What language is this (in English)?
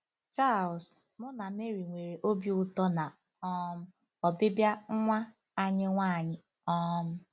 Igbo